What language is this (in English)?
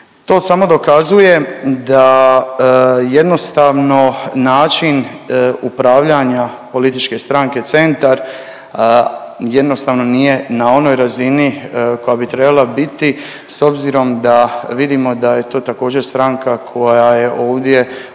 Croatian